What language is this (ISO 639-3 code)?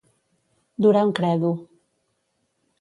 cat